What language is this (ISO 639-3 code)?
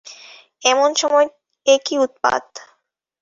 ben